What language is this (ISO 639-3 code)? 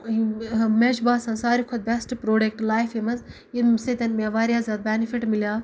kas